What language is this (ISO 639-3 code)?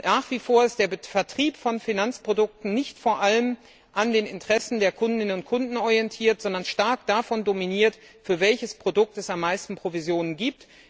deu